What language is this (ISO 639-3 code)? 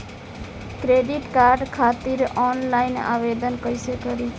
bho